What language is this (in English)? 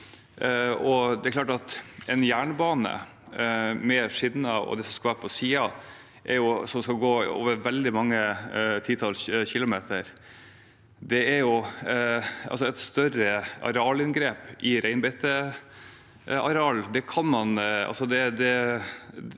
Norwegian